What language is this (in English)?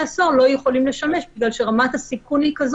Hebrew